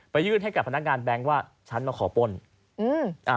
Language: Thai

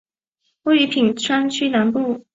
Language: Chinese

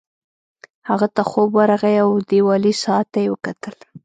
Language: Pashto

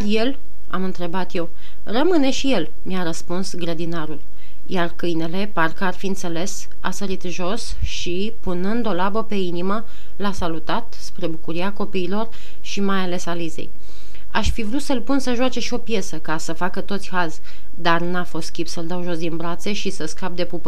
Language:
Romanian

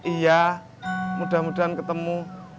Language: Indonesian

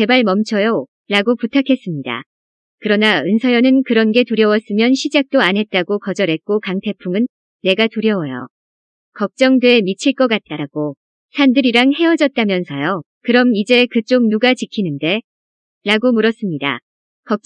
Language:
Korean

